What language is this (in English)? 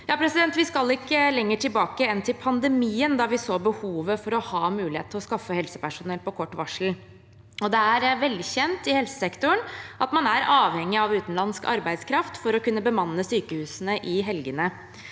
Norwegian